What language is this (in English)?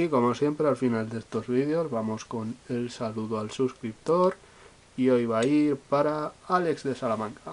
Spanish